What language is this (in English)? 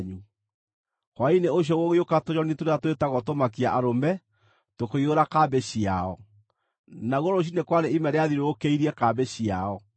Kikuyu